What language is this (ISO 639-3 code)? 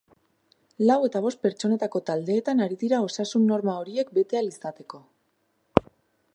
eus